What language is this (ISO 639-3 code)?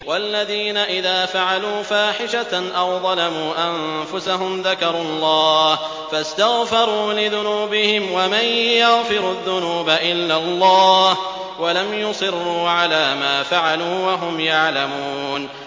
ara